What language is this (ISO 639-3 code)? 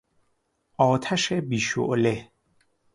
fas